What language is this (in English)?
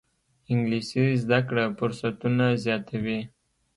Pashto